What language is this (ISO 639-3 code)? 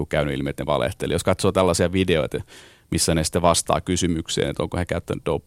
fin